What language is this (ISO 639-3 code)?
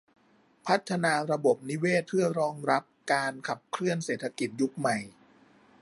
tha